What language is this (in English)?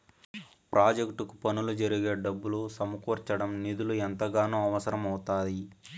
Telugu